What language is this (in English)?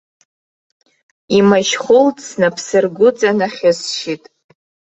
Abkhazian